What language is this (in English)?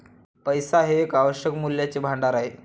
Marathi